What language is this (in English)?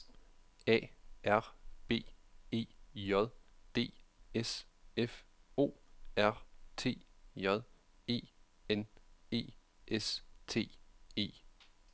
Danish